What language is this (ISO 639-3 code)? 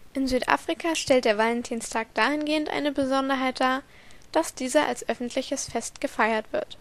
deu